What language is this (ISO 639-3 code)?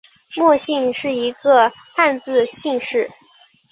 zho